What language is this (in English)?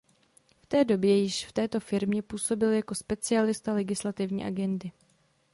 Czech